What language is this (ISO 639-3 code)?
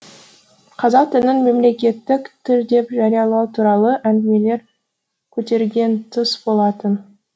kaz